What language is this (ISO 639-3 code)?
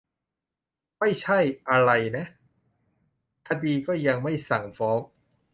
tha